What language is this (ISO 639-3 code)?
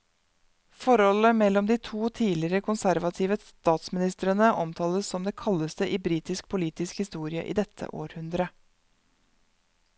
nor